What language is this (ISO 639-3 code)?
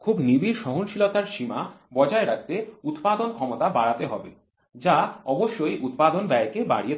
ben